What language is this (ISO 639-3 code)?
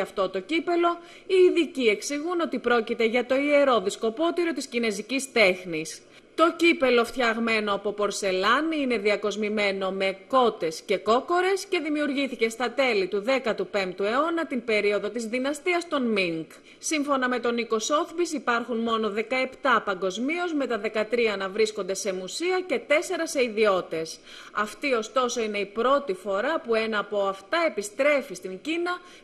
ell